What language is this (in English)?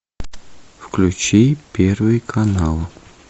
Russian